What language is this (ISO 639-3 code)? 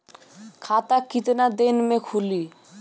bho